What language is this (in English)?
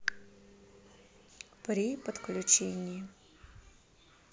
Russian